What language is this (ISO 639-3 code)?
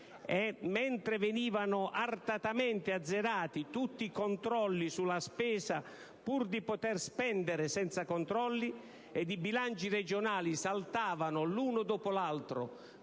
ita